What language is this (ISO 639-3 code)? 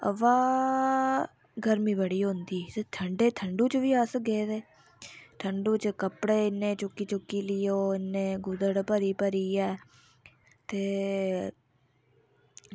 doi